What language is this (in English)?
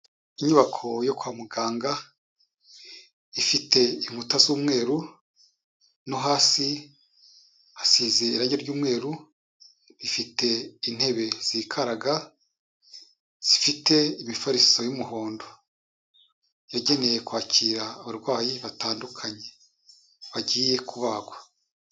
Kinyarwanda